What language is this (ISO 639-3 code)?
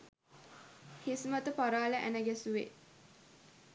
sin